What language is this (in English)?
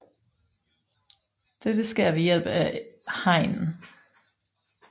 Danish